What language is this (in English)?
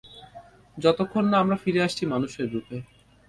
Bangla